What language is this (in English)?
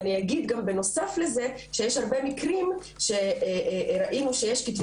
Hebrew